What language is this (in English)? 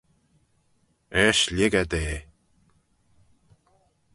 Manx